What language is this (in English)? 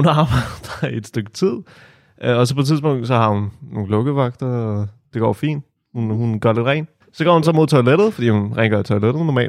Danish